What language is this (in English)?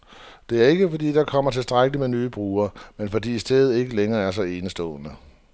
Danish